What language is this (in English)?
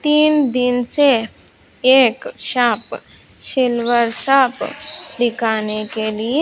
Hindi